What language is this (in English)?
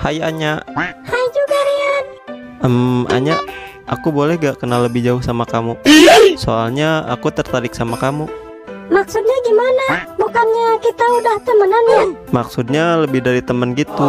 Indonesian